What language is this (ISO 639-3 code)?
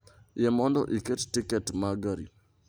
luo